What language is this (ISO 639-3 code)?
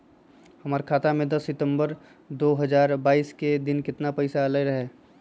mag